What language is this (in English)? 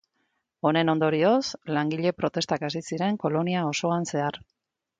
Basque